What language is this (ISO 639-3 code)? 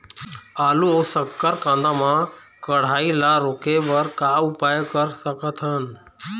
hne